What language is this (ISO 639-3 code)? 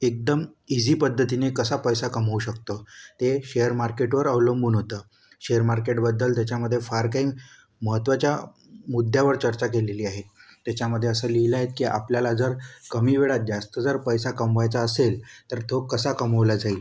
mar